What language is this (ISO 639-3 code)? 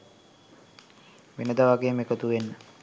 sin